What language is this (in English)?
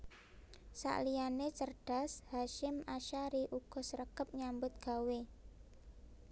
Javanese